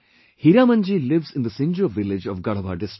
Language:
English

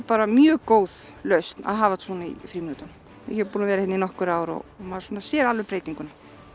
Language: Icelandic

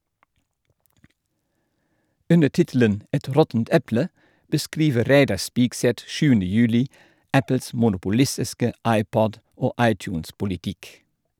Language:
Norwegian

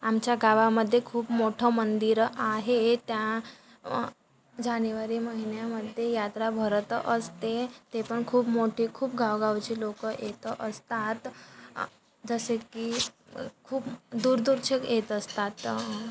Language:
Marathi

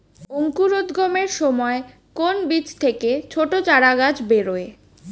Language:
Bangla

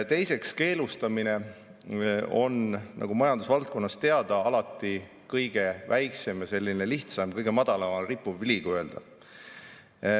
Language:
Estonian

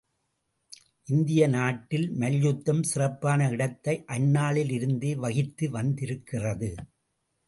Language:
Tamil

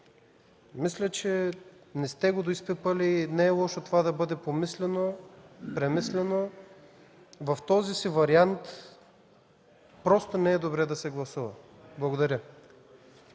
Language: Bulgarian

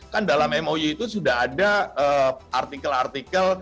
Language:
Indonesian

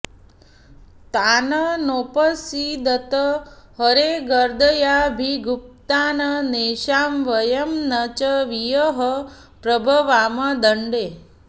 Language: Sanskrit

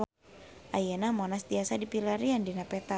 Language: Sundanese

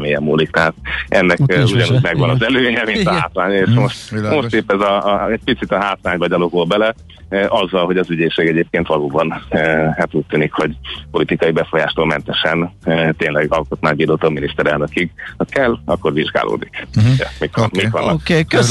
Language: Hungarian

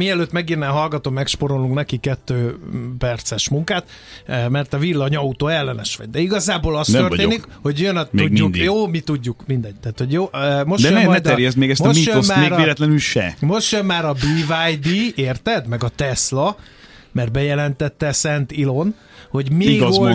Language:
Hungarian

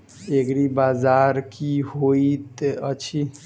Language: Maithili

